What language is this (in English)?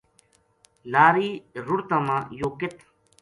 Gujari